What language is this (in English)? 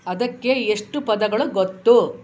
Kannada